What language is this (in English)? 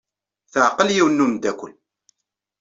Kabyle